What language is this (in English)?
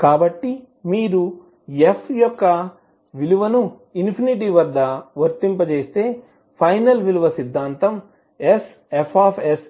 Telugu